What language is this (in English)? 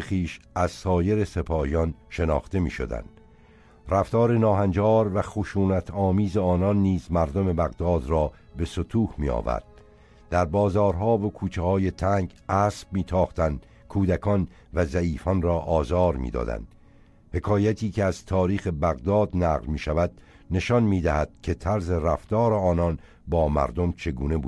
Persian